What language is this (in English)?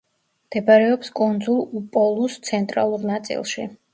Georgian